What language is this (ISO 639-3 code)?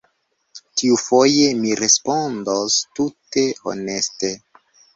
epo